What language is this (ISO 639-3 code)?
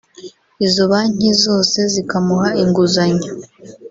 kin